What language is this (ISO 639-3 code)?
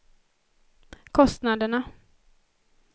swe